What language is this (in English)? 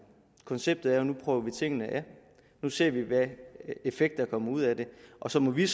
Danish